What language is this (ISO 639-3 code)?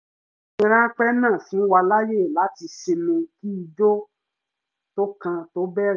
yor